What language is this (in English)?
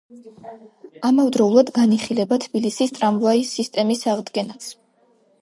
Georgian